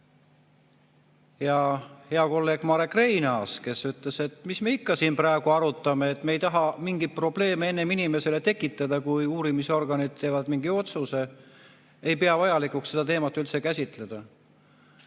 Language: Estonian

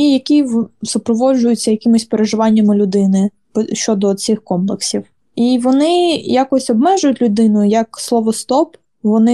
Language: Ukrainian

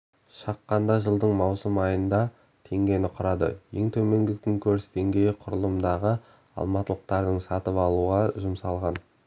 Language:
Kazakh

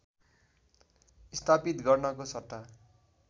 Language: Nepali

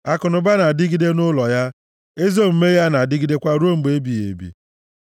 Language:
Igbo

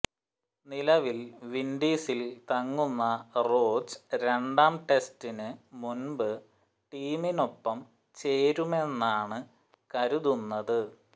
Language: Malayalam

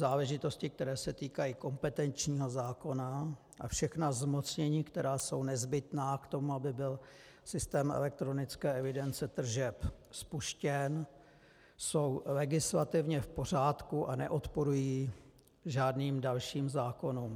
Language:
Czech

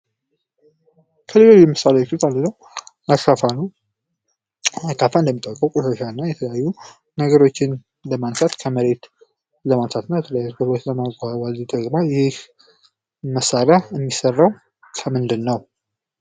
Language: Amharic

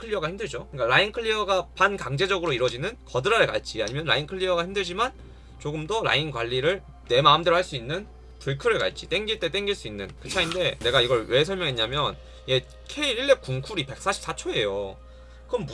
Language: Korean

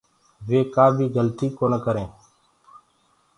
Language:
Gurgula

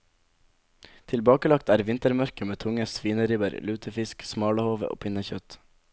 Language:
Norwegian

